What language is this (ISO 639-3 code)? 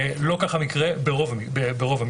heb